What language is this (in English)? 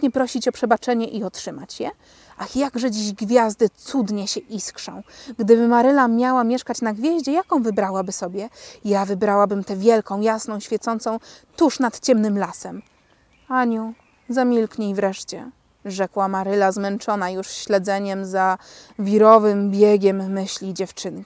Polish